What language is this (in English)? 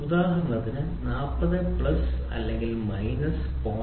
Malayalam